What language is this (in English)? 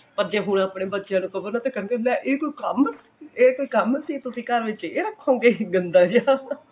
Punjabi